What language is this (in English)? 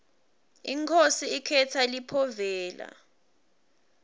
Swati